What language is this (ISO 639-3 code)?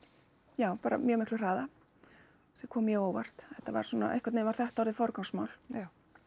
isl